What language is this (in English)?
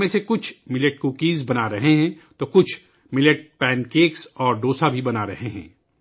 Urdu